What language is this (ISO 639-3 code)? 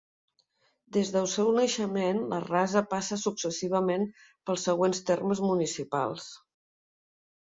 cat